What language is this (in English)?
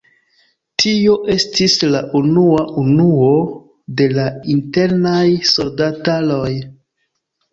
Esperanto